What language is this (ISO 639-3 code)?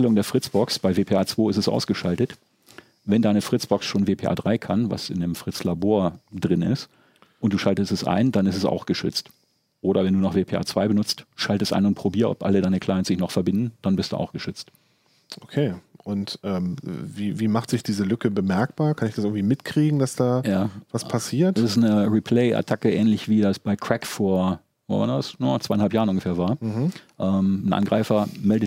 deu